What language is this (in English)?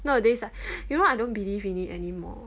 English